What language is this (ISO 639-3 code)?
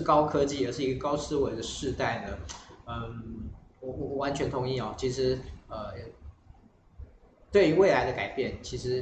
zho